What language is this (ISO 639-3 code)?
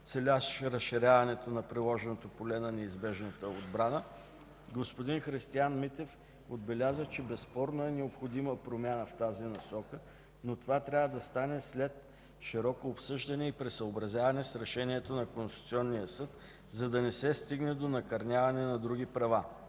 bul